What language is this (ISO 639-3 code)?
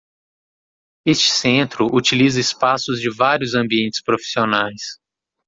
por